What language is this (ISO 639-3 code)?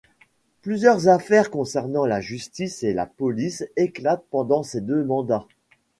fra